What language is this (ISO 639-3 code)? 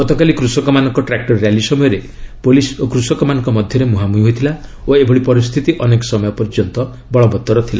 ori